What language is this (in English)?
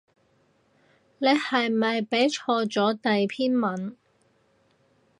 Cantonese